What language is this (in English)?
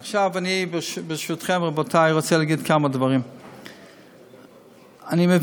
Hebrew